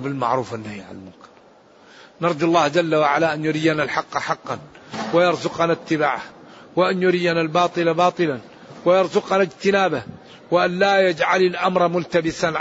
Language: Arabic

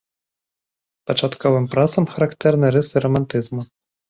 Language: Belarusian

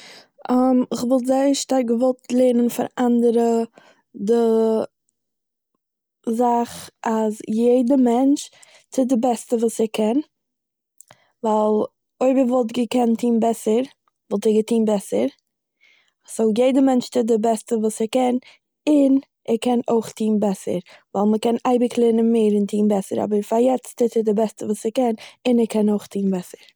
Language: Yiddish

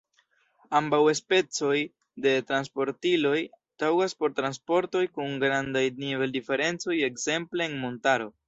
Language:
Esperanto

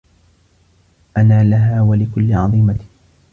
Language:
Arabic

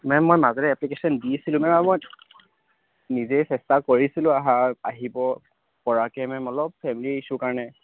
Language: Assamese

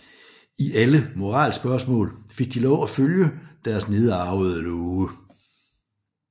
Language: Danish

